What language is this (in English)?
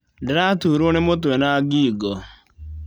Kikuyu